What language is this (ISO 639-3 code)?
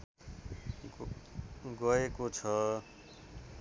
nep